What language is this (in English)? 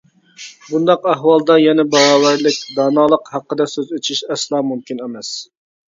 Uyghur